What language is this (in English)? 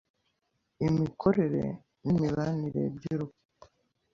Kinyarwanda